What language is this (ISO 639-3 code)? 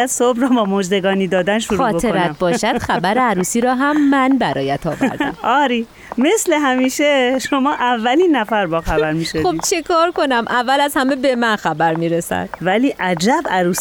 fas